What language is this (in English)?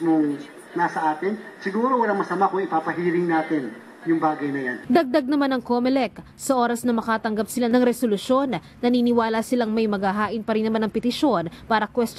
Filipino